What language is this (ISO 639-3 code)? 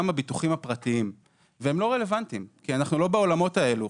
heb